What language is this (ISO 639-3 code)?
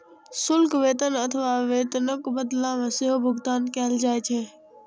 mai